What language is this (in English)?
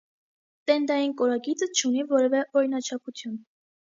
Armenian